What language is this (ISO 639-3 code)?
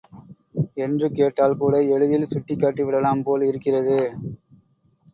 tam